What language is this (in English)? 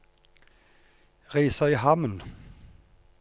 Norwegian